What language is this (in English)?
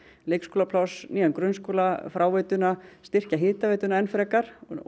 Icelandic